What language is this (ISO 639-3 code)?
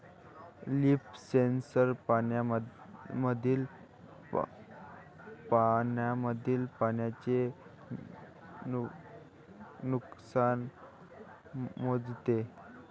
mar